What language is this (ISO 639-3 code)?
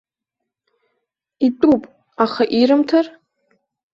abk